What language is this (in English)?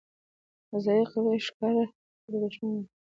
Pashto